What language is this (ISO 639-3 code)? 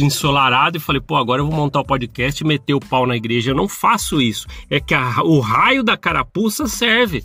por